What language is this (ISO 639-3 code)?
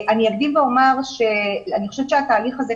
heb